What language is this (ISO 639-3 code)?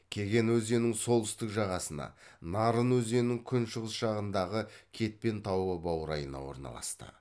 kaz